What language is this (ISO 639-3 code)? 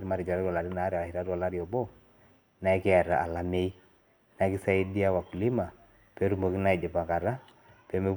mas